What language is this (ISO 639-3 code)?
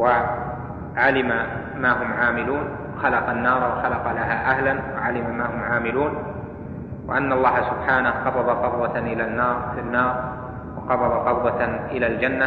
ara